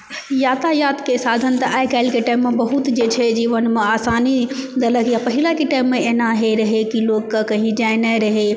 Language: Maithili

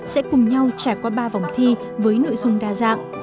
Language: Vietnamese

